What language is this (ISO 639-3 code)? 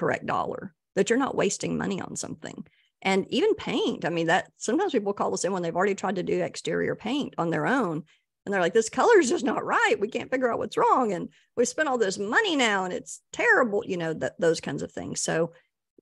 eng